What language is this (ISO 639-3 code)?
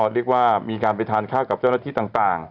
tha